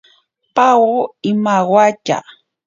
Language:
Ashéninka Perené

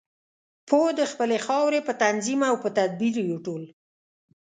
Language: Pashto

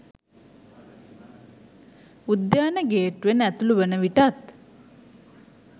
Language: Sinhala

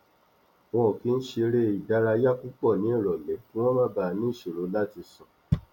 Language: Yoruba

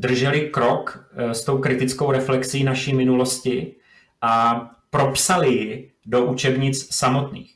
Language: Czech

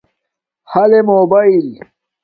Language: Domaaki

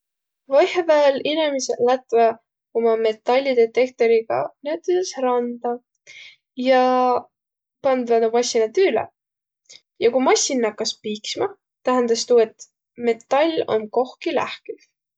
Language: Võro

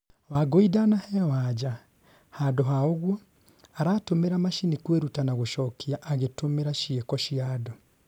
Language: Kikuyu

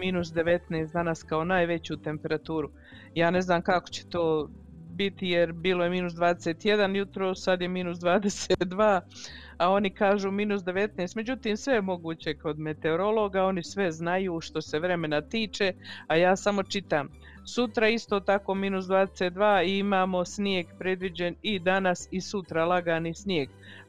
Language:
Croatian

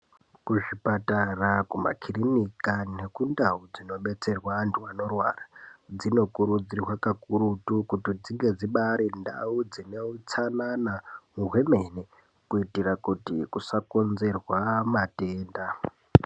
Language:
Ndau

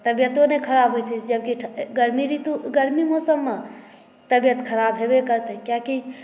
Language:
Maithili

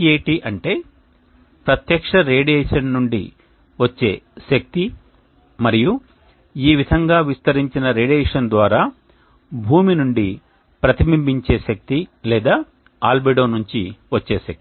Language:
Telugu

